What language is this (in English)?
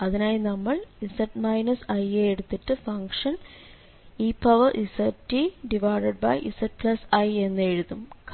Malayalam